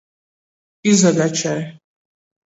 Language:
Latgalian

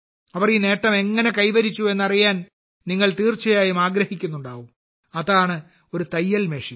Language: Malayalam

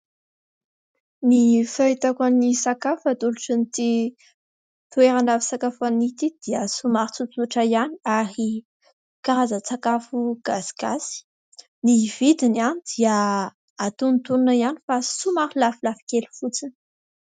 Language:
Malagasy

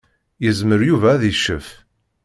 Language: Kabyle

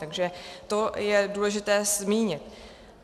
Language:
Czech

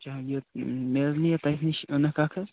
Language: Kashmiri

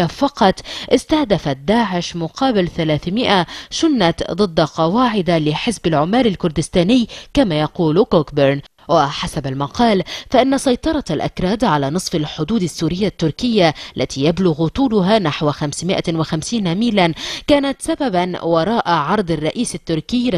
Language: Arabic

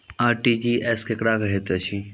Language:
Maithili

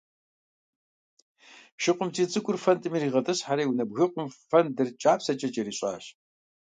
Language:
Kabardian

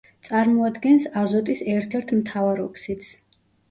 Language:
Georgian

